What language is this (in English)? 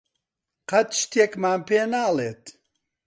Central Kurdish